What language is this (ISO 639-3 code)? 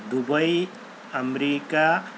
urd